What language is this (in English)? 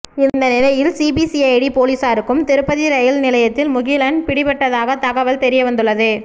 Tamil